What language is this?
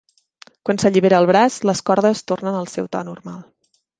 Catalan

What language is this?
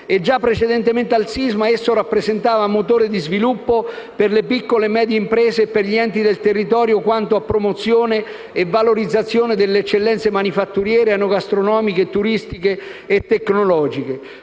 Italian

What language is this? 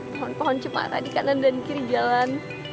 Indonesian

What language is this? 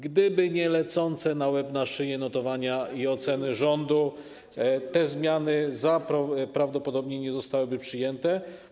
Polish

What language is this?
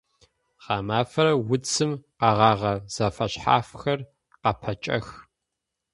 Adyghe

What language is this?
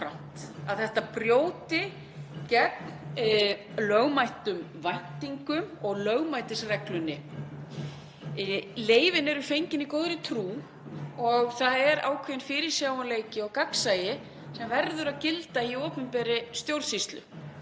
Icelandic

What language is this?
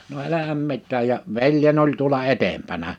Finnish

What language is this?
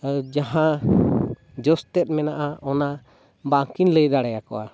Santali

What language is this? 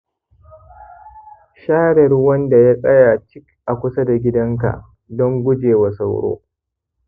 Hausa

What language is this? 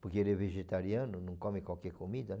Portuguese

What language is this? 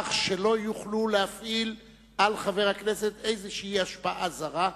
Hebrew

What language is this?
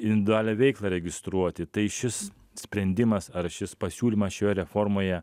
Lithuanian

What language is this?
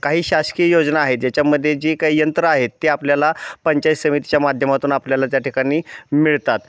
Marathi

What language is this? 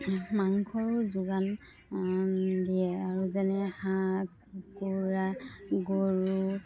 Assamese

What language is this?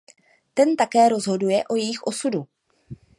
Czech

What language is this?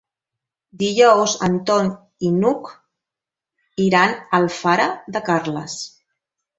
Catalan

